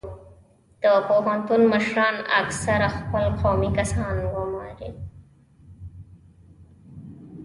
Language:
Pashto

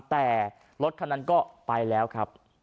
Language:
Thai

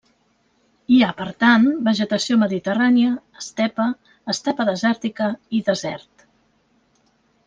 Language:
Catalan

